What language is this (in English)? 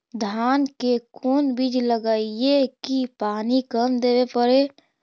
Magahi